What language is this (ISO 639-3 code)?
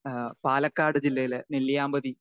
mal